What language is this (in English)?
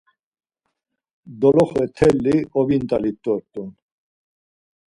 Laz